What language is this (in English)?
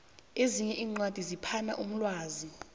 South Ndebele